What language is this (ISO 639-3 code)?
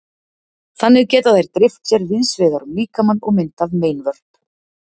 isl